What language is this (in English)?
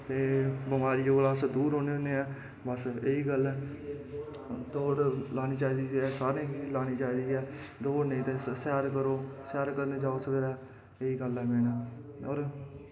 Dogri